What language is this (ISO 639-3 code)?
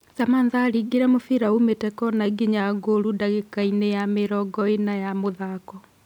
kik